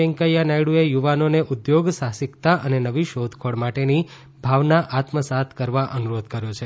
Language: Gujarati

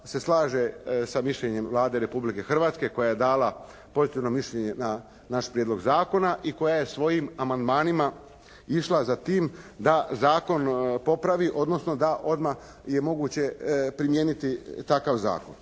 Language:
Croatian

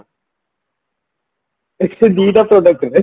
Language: Odia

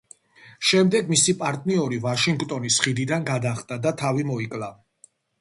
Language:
Georgian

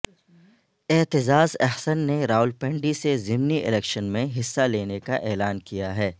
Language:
Urdu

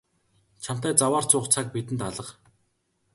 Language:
Mongolian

